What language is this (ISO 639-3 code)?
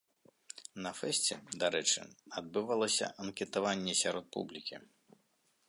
bel